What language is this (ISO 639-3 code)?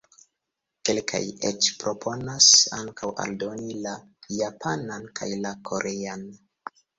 epo